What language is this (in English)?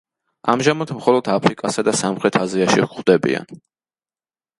Georgian